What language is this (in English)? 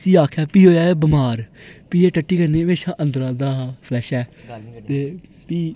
Dogri